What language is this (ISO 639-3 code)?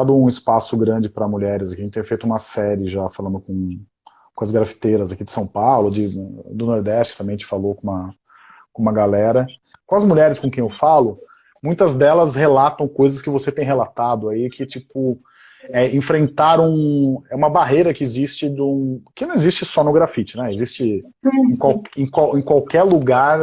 por